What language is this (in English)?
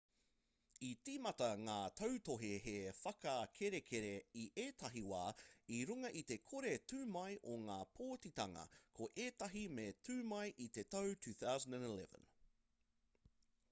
Māori